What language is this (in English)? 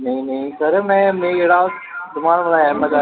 Dogri